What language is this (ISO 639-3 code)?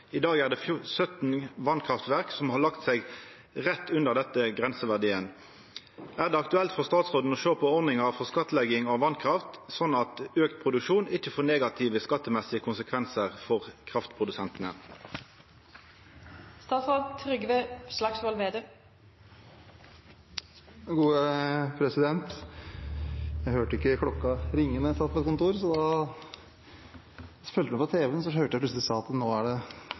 nor